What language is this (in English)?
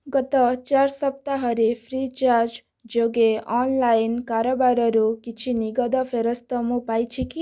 Odia